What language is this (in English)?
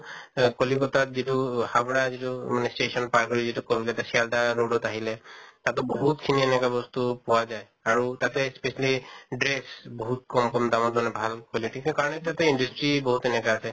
Assamese